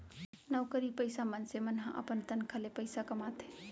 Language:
Chhattisgarhi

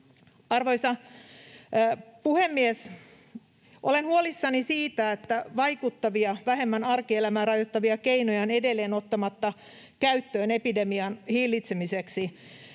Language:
Finnish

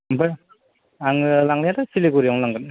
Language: Bodo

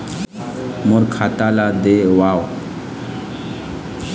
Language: Chhattisgarhi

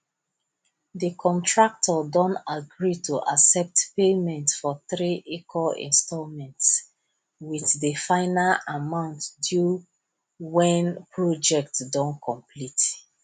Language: Nigerian Pidgin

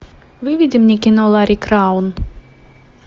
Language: Russian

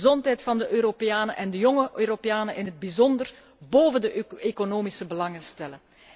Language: Dutch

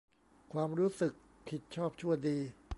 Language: Thai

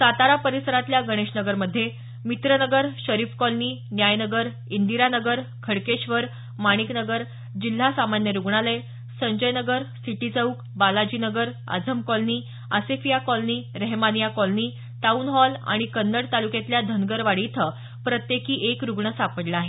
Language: Marathi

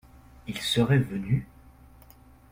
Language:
French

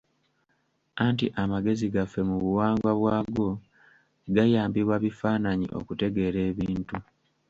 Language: Ganda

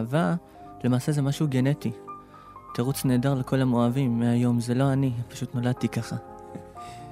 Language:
Hebrew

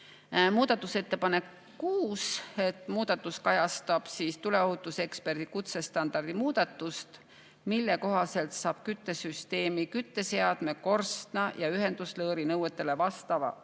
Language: Estonian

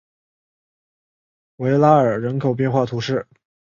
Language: Chinese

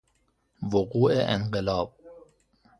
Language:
Persian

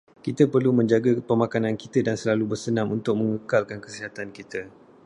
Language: Malay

